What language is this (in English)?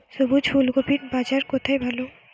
Bangla